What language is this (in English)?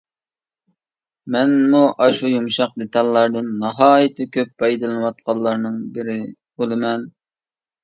Uyghur